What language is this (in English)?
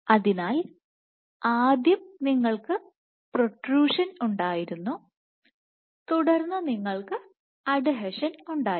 Malayalam